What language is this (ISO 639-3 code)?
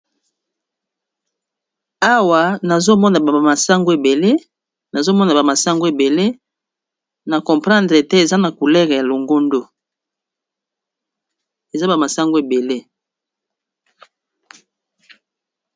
lin